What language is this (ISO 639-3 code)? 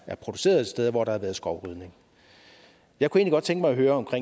dan